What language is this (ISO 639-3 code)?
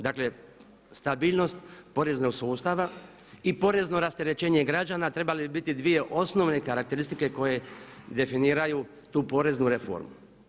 hrv